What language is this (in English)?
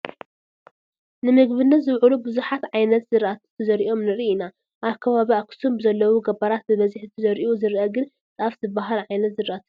Tigrinya